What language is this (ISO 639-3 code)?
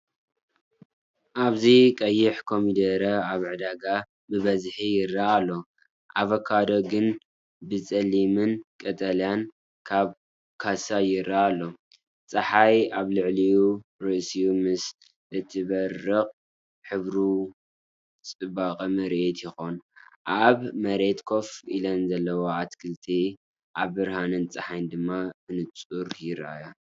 tir